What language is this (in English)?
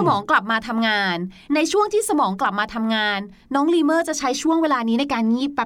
Thai